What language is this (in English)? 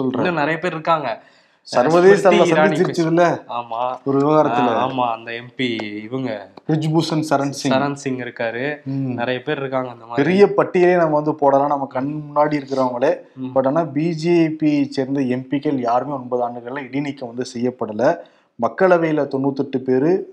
Tamil